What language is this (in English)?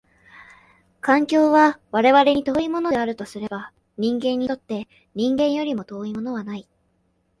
Japanese